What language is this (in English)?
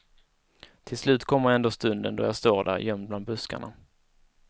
Swedish